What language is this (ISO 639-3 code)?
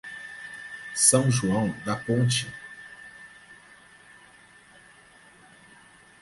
por